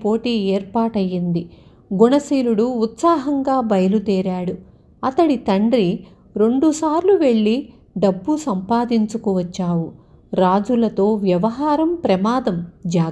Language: Telugu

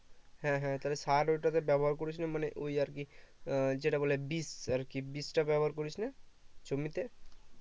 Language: Bangla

